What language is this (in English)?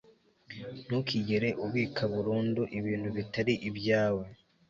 Kinyarwanda